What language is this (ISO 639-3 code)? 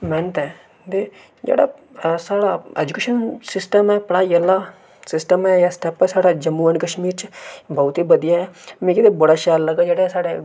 doi